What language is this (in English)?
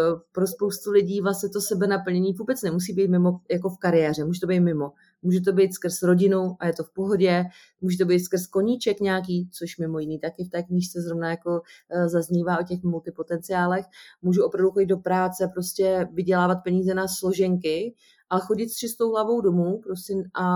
Czech